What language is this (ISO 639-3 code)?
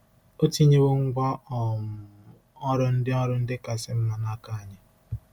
ibo